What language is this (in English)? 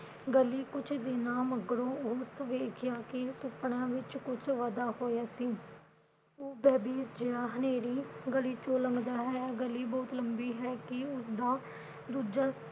Punjabi